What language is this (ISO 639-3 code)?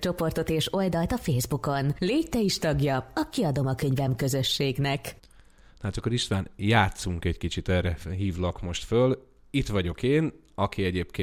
hun